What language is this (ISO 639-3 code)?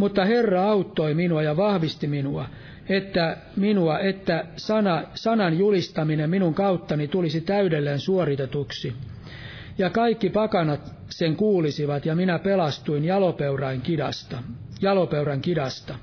fin